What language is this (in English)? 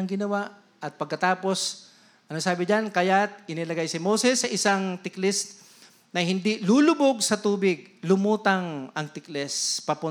Filipino